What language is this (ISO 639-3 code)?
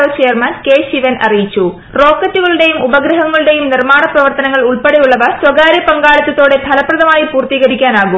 mal